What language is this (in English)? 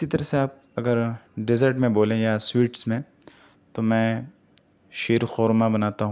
Urdu